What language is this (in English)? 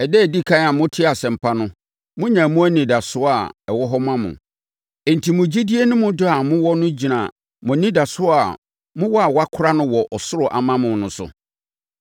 Akan